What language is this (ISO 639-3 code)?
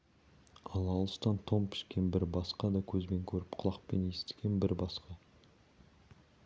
kaz